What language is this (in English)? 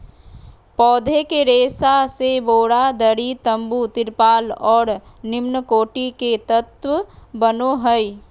Magahi